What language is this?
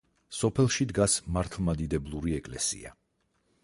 Georgian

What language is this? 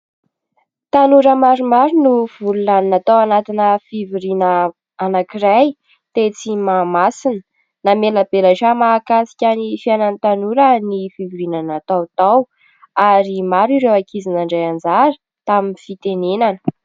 Malagasy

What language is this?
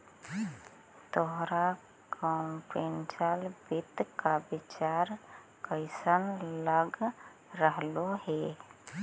Magahi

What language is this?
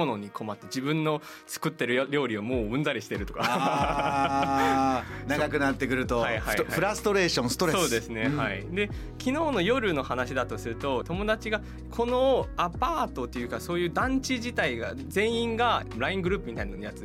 Japanese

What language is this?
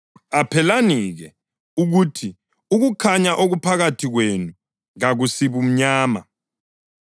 North Ndebele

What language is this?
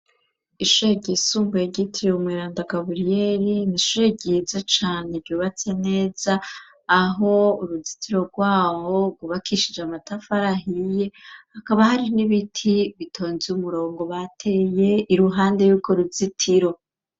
Rundi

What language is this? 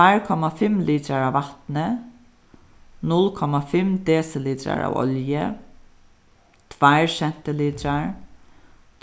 Faroese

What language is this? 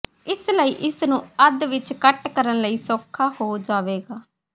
Punjabi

